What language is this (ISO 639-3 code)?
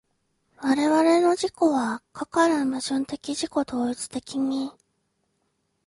jpn